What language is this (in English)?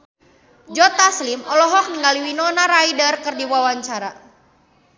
Sundanese